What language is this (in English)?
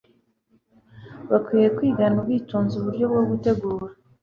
Kinyarwanda